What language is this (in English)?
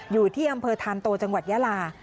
Thai